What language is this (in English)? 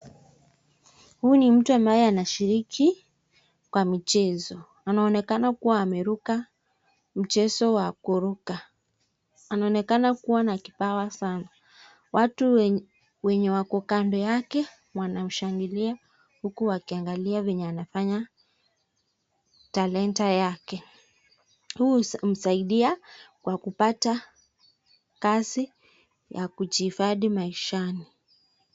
Swahili